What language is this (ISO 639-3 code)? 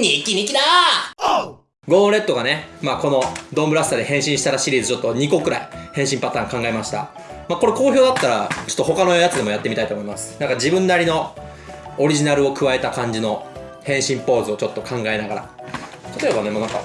jpn